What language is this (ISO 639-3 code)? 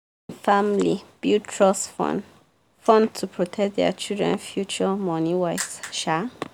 pcm